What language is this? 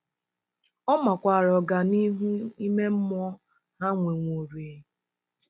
Igbo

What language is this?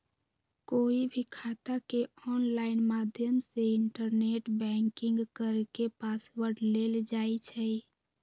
Magahi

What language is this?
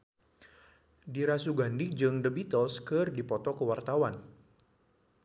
Sundanese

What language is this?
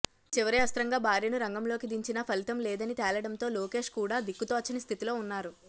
Telugu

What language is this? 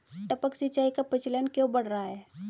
Hindi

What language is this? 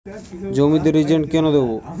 Bangla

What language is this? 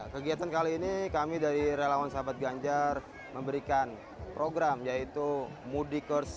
Indonesian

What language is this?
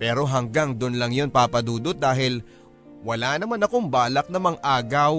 Filipino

